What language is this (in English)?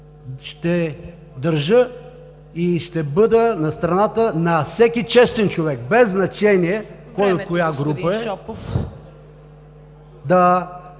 Bulgarian